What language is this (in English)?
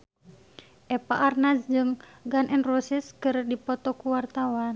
Sundanese